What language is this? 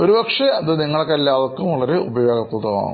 Malayalam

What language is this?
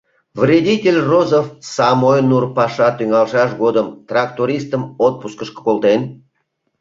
Mari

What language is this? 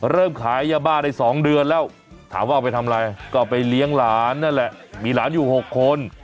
Thai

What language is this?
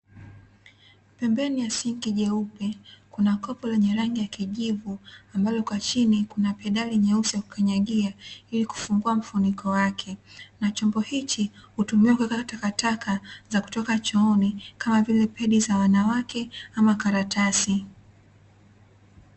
Swahili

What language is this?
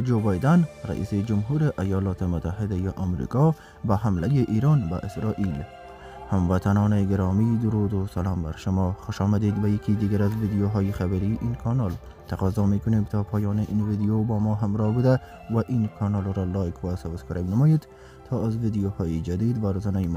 Persian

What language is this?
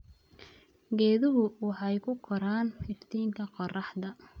Somali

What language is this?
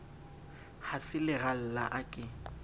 Southern Sotho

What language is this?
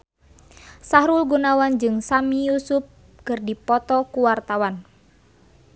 Sundanese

